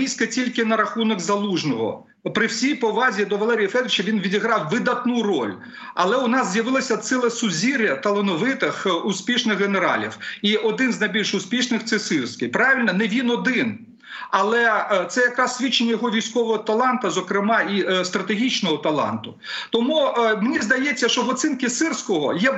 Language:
Ukrainian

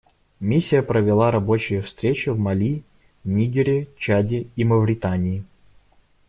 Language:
Russian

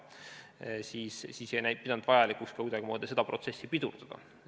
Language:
Estonian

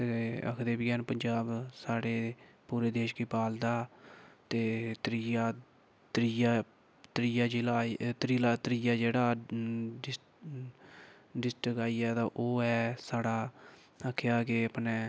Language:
Dogri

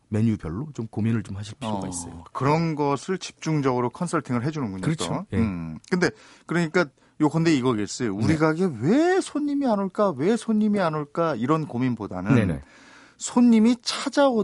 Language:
Korean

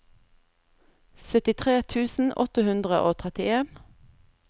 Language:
Norwegian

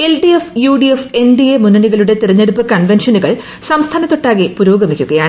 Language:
Malayalam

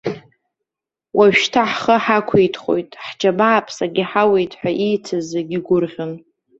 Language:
Abkhazian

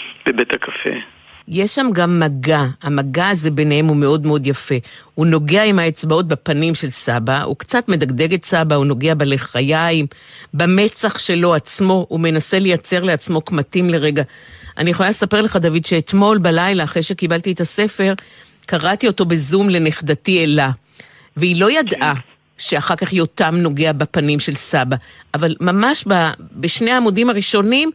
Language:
Hebrew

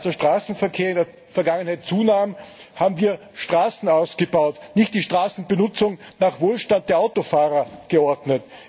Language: German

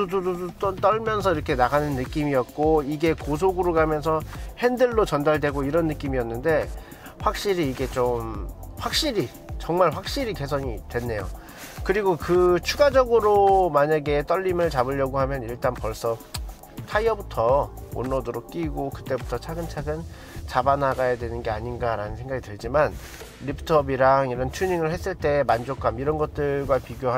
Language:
Korean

